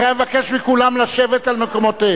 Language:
Hebrew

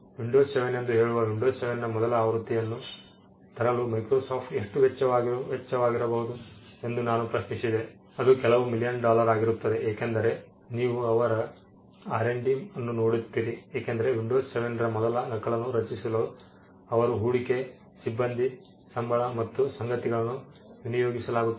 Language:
Kannada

